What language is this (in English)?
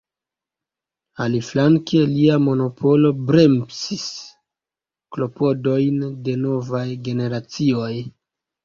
Esperanto